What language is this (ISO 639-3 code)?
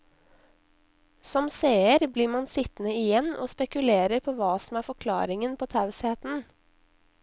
nor